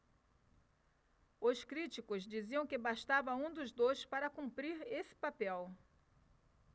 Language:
Portuguese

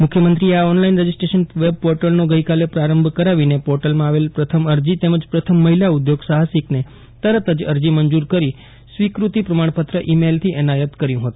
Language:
Gujarati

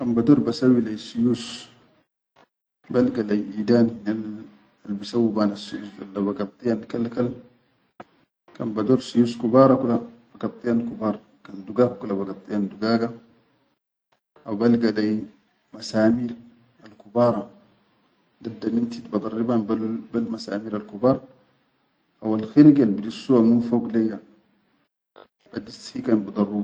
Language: Chadian Arabic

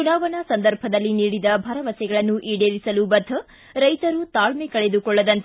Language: Kannada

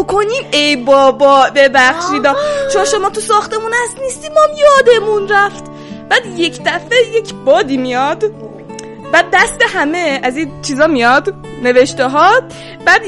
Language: Persian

